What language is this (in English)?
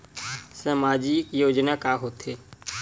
Chhattisgarhi